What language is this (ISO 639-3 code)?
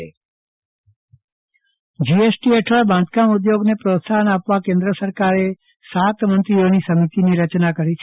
guj